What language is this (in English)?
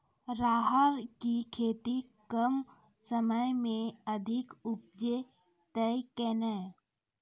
Maithili